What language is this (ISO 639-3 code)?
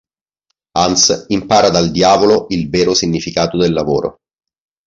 ita